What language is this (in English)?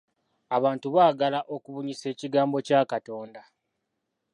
Ganda